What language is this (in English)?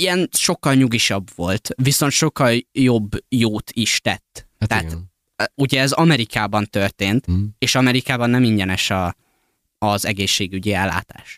Hungarian